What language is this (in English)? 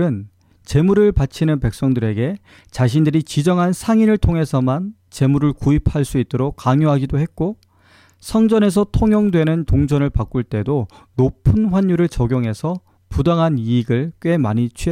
Korean